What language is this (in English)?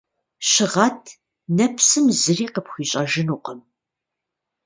Kabardian